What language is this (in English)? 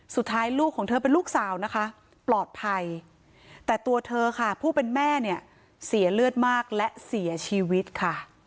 Thai